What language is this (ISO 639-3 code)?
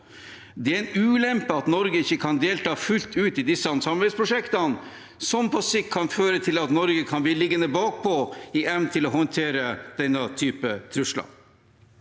nor